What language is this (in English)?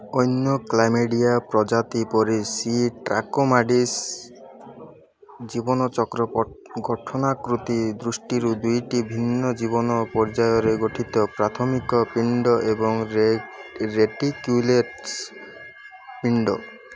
Odia